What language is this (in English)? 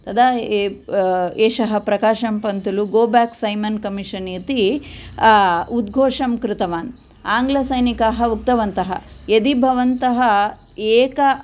Sanskrit